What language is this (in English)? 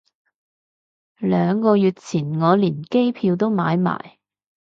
Cantonese